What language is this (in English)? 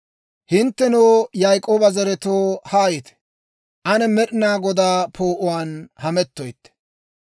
Dawro